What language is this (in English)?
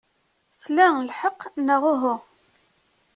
Kabyle